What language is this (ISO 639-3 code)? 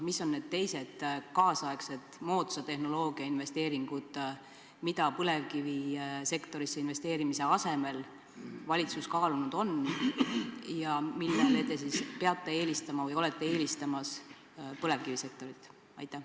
est